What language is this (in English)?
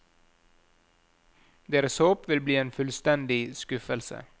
Norwegian